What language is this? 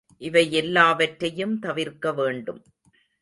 Tamil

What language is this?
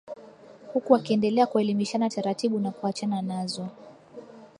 Swahili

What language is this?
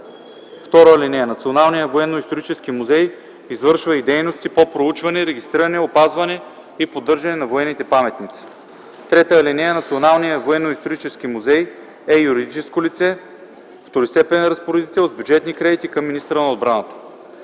Bulgarian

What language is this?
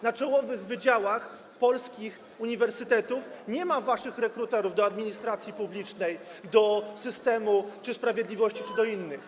Polish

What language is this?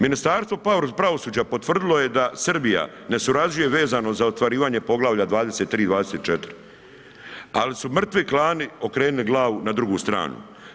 Croatian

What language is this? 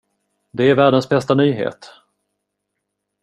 Swedish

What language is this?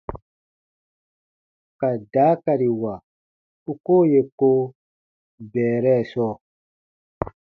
Baatonum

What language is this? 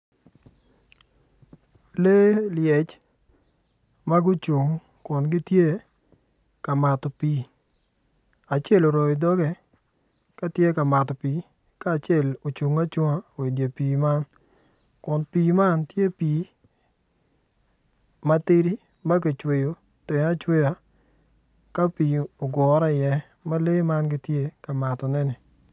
Acoli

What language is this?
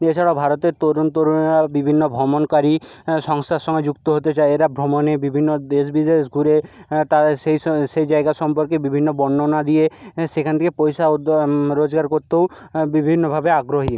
Bangla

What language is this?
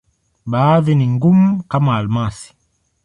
Swahili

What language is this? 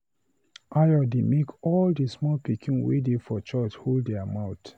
Nigerian Pidgin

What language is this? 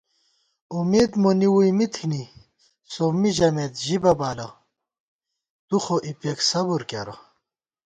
Gawar-Bati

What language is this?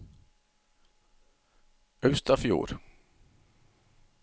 Norwegian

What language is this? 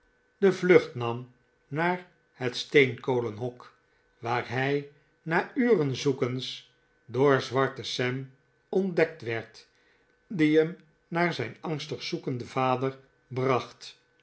Dutch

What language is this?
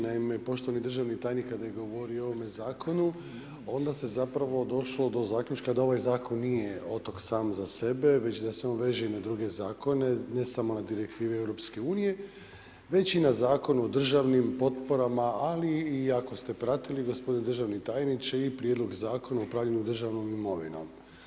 Croatian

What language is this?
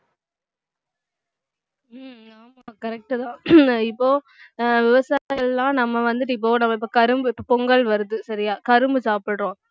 Tamil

